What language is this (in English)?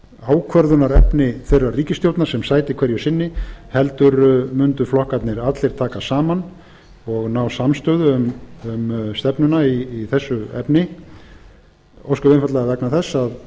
Icelandic